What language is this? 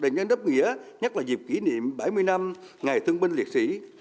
Vietnamese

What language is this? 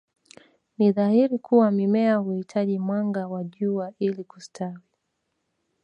Swahili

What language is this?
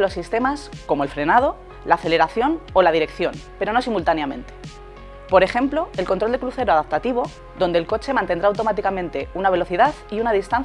Spanish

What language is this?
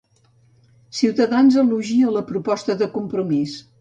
Catalan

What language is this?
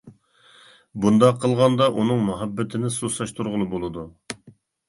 Uyghur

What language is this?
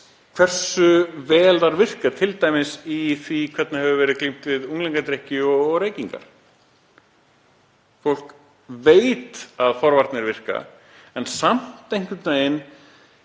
Icelandic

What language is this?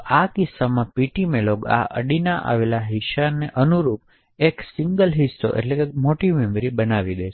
Gujarati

